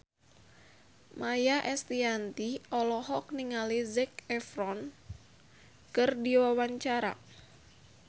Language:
Sundanese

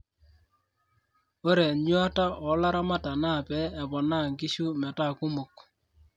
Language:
Masai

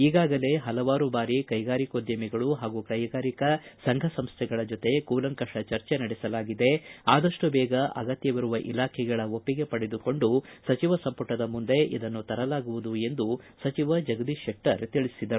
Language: Kannada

